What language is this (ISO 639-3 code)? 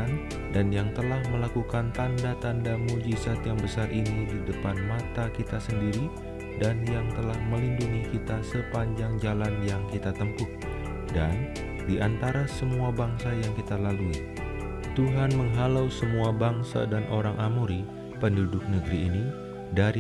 ind